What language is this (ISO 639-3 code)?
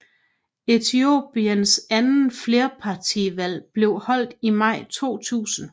dan